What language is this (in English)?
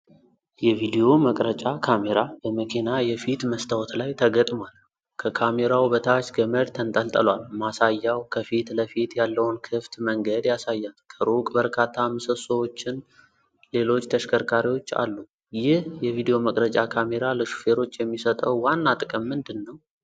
Amharic